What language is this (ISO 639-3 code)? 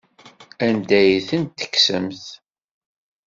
kab